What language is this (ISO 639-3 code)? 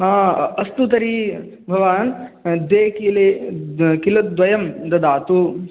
san